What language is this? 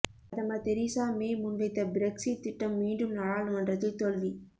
Tamil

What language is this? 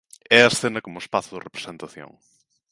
Galician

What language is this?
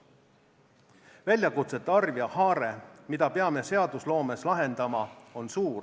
Estonian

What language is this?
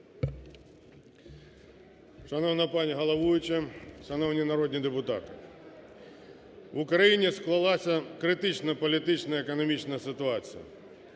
Ukrainian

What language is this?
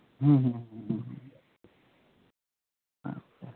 Santali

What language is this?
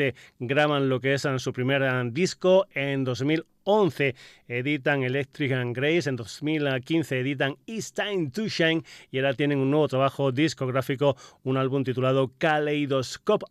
Spanish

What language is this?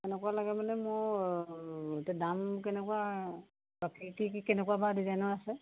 Assamese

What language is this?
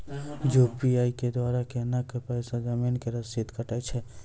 Maithili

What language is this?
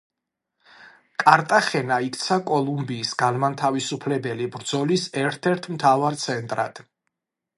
Georgian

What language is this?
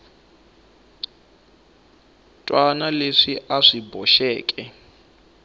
Tsonga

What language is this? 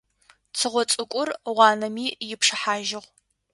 Adyghe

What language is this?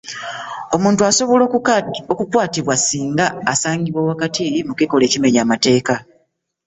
Ganda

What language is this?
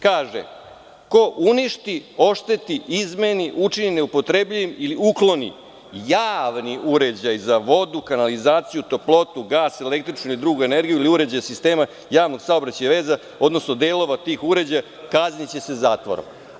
Serbian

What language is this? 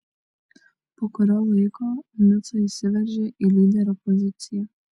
Lithuanian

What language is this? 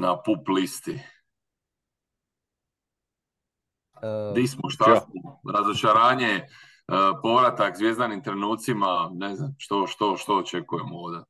Croatian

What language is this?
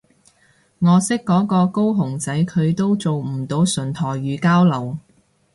Cantonese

